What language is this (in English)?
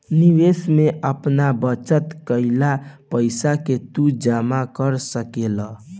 Bhojpuri